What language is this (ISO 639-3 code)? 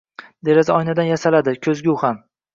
uzb